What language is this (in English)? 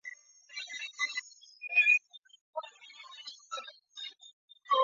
Chinese